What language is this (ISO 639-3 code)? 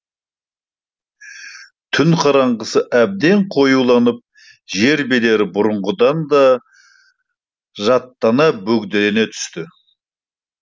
kaz